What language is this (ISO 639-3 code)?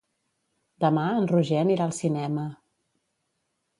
cat